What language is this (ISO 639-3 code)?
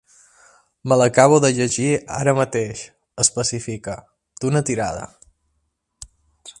cat